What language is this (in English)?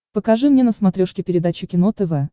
Russian